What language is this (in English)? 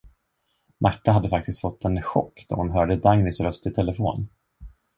Swedish